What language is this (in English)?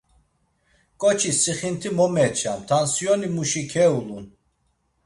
Laz